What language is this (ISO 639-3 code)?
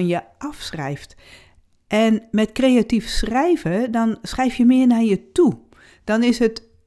nld